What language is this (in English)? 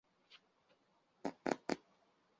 Chinese